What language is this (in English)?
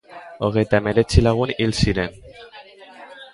Basque